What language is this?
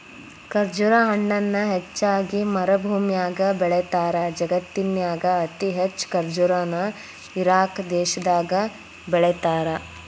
Kannada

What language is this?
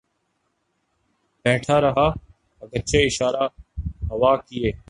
Urdu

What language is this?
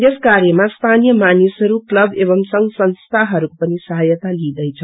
Nepali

